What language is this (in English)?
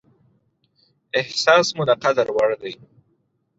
Pashto